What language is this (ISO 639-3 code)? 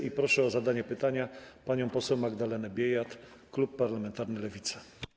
pol